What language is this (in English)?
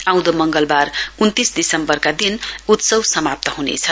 Nepali